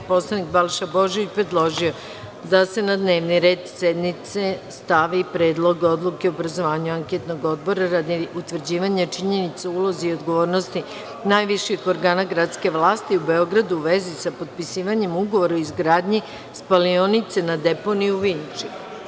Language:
Serbian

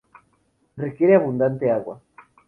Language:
Spanish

